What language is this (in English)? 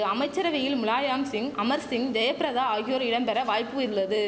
Tamil